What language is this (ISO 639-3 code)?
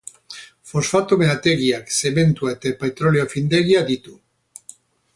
eus